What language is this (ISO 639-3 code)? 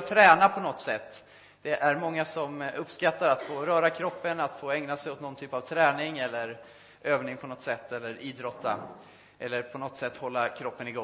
swe